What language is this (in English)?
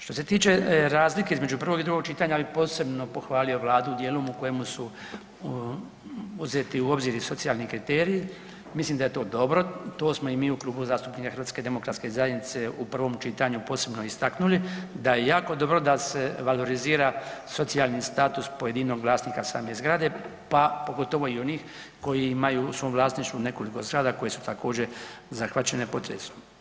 Croatian